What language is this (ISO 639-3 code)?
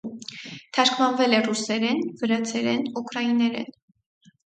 hye